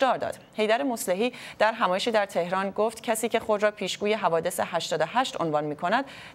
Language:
Persian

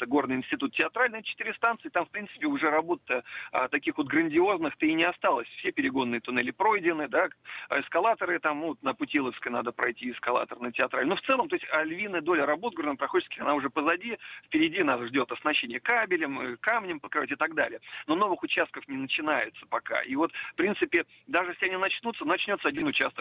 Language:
Russian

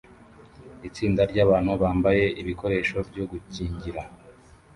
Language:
Kinyarwanda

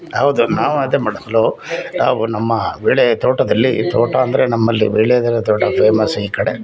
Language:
Kannada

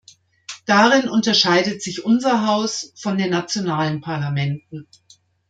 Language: German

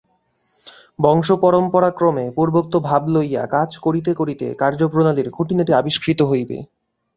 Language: Bangla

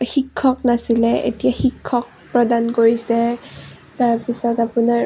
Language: Assamese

